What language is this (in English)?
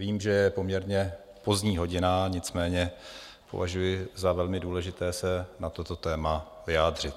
Czech